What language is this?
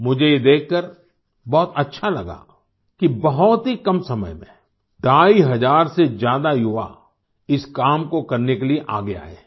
Hindi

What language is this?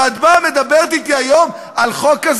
Hebrew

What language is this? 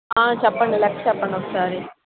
Telugu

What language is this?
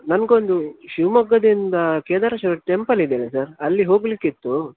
Kannada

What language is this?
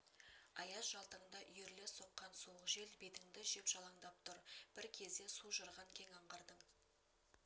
Kazakh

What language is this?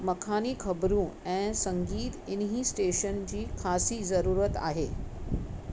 Sindhi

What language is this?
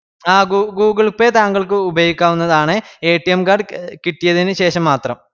Malayalam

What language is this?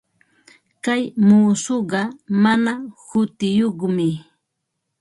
Ambo-Pasco Quechua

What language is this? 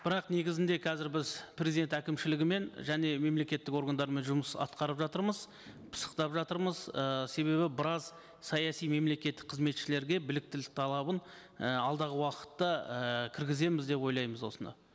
Kazakh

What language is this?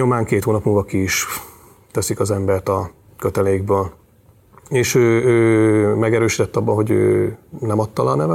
Hungarian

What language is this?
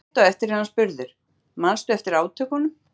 Icelandic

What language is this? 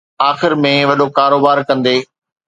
Sindhi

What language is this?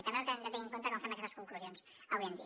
Catalan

